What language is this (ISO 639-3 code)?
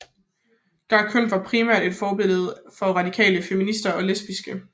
dan